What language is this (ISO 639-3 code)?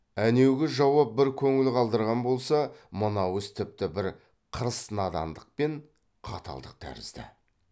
kaz